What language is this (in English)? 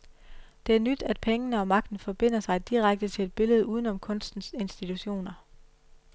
Danish